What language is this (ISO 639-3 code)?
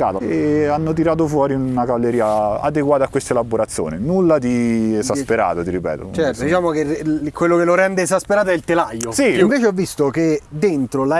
ita